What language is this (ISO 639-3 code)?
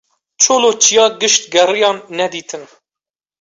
kur